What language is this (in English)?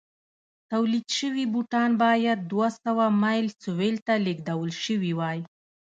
Pashto